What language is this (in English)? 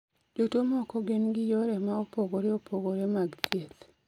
Luo (Kenya and Tanzania)